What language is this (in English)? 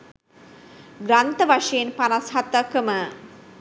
Sinhala